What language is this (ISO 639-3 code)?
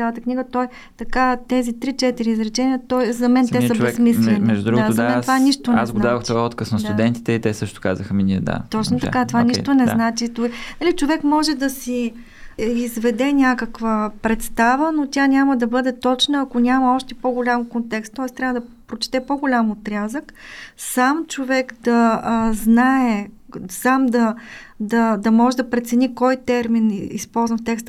bul